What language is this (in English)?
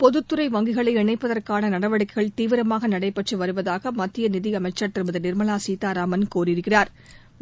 Tamil